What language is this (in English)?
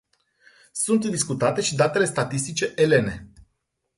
Romanian